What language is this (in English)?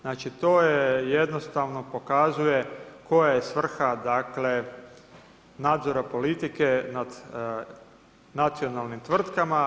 Croatian